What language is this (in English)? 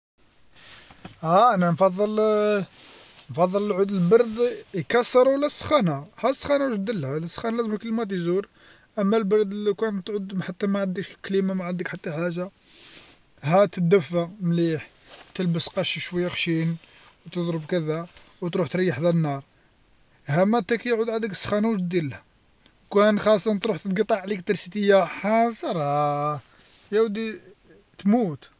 Algerian Arabic